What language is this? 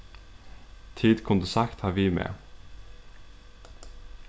Faroese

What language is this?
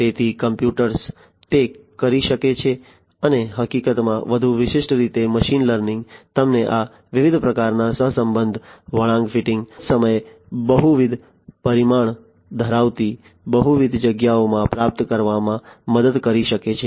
Gujarati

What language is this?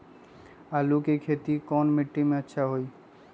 Magahi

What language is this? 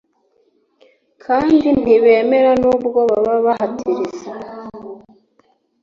Kinyarwanda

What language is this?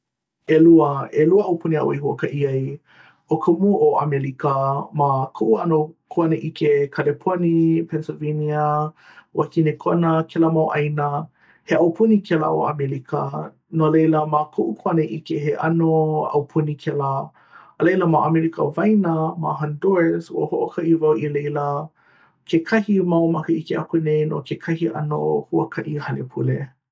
Hawaiian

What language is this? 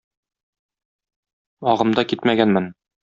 Tatar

